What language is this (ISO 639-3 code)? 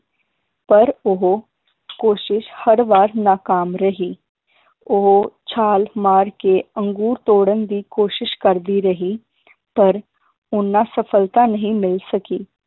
pan